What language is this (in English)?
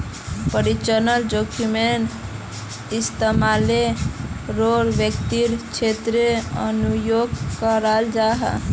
Magahi